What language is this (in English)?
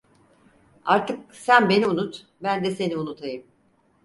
Turkish